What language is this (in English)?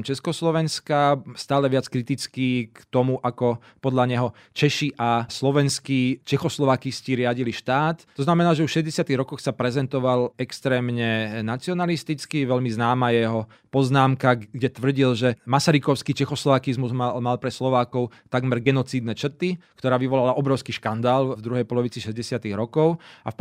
Slovak